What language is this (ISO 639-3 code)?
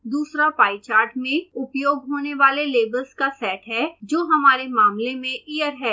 hin